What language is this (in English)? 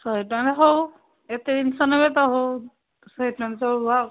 Odia